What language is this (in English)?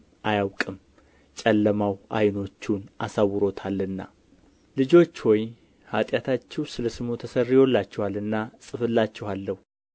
Amharic